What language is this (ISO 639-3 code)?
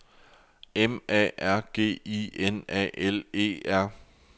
dan